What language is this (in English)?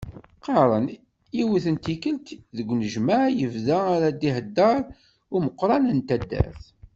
Kabyle